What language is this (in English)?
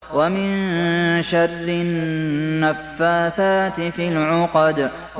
Arabic